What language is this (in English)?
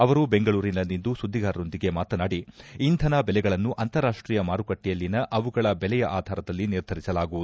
Kannada